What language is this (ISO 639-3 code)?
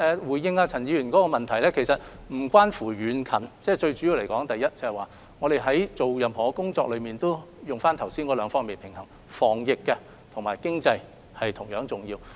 yue